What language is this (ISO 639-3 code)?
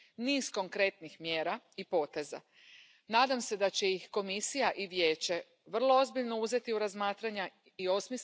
spa